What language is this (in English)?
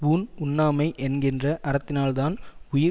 Tamil